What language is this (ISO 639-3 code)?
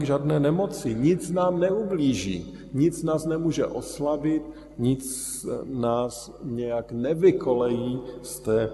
ces